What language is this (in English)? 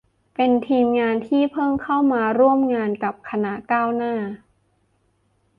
Thai